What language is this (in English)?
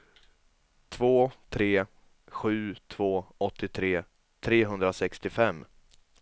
Swedish